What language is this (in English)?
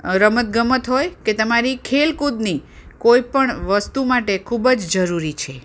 Gujarati